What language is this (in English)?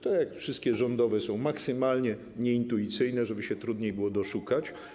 Polish